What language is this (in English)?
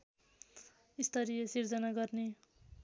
Nepali